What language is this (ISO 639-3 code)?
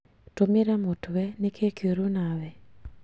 kik